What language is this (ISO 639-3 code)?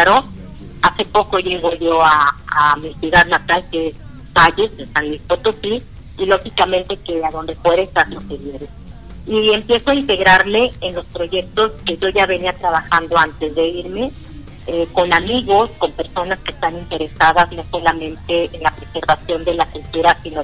spa